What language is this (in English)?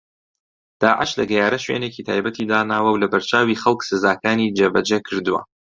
Central Kurdish